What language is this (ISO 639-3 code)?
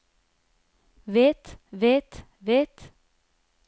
nor